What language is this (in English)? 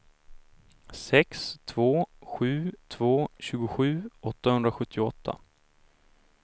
Swedish